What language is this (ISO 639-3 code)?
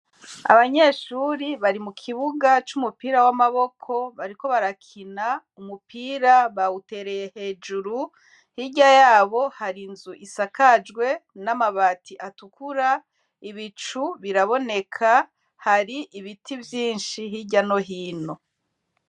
run